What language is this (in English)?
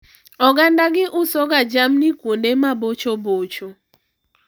Luo (Kenya and Tanzania)